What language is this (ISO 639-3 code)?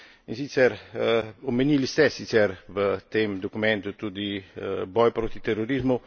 slv